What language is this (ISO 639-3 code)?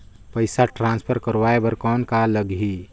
hne